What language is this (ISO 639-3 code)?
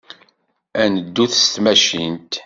kab